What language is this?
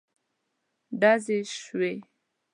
Pashto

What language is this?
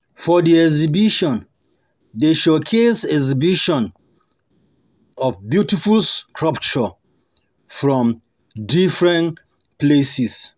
Nigerian Pidgin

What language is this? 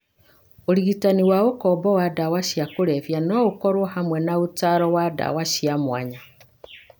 Kikuyu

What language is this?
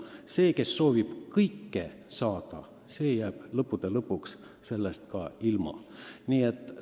Estonian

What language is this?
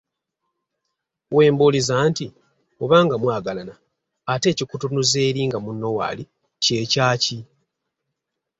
Ganda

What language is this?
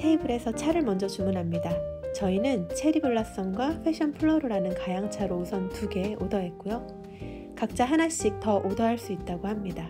Korean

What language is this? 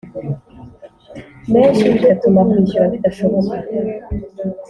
Kinyarwanda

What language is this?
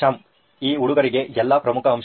Kannada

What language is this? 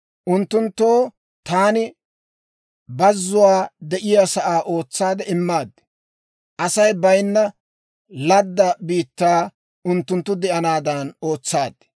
Dawro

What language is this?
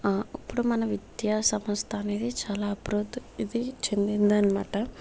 Telugu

